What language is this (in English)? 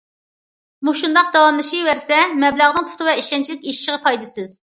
Uyghur